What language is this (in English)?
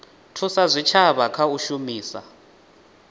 Venda